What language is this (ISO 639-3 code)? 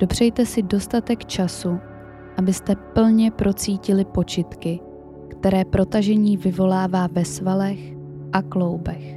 ces